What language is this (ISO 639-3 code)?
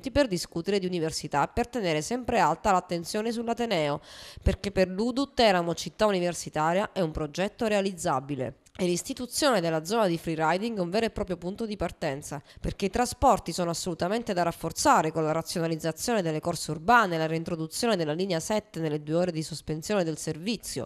ita